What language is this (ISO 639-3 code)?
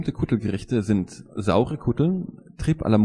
deu